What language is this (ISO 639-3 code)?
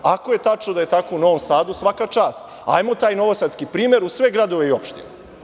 srp